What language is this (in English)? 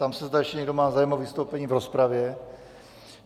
Czech